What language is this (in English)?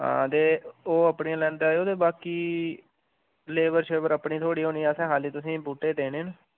Dogri